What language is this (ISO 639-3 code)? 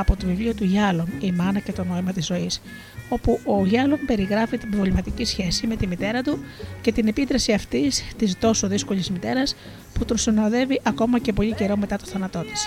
ell